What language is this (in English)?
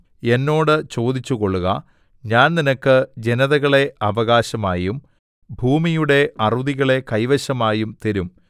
Malayalam